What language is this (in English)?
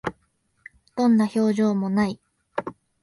Japanese